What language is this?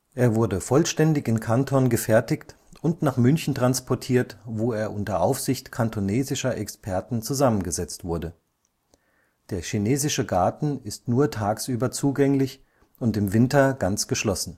German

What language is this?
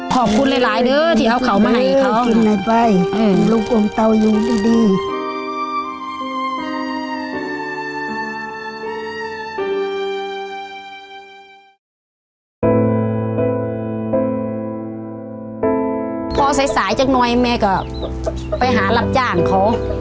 Thai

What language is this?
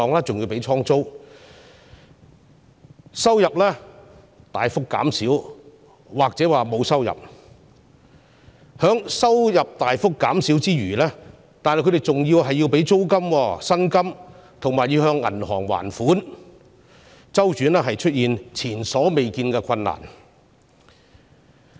Cantonese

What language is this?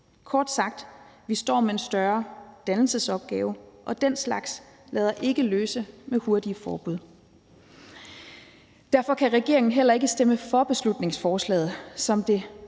Danish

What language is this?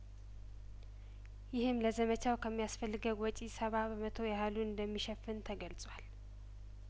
Amharic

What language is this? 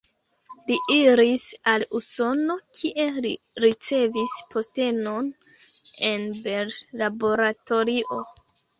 Esperanto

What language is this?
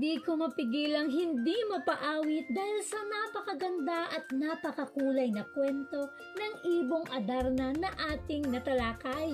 Filipino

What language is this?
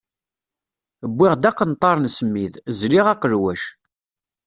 Kabyle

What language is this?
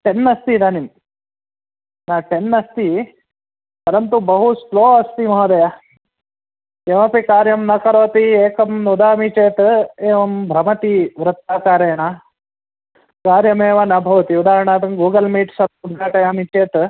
Sanskrit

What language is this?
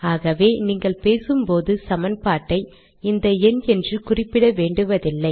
Tamil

